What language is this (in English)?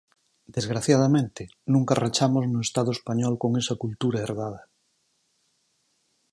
Galician